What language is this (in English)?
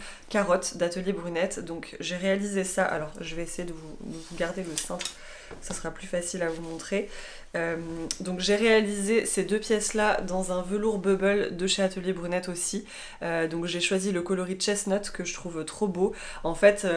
French